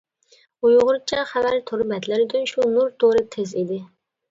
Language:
Uyghur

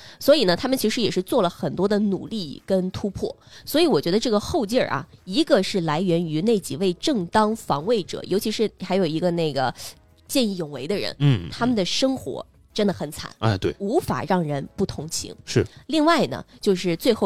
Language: Chinese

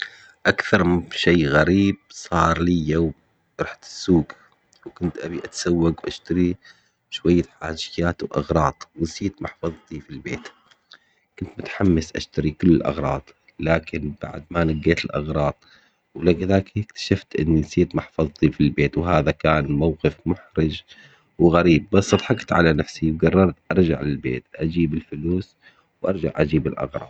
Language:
Omani Arabic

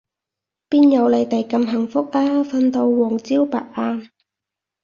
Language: Cantonese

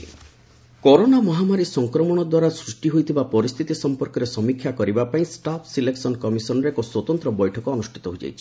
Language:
Odia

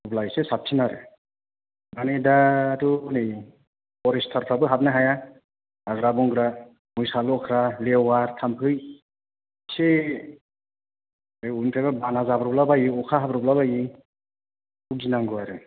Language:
Bodo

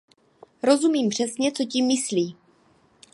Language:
Czech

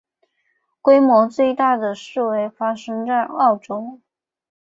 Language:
Chinese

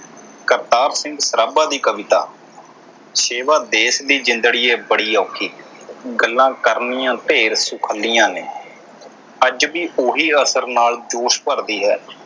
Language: Punjabi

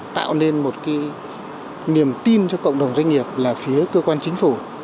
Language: Vietnamese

